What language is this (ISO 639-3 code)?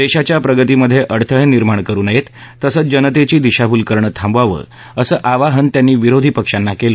mar